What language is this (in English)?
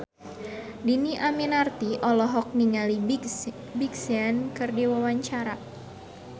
Sundanese